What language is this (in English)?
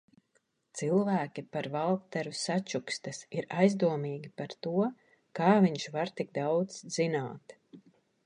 Latvian